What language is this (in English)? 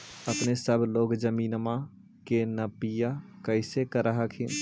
Magahi